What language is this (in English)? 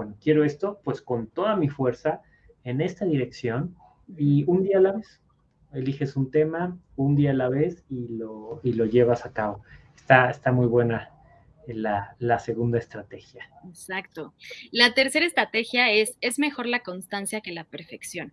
Spanish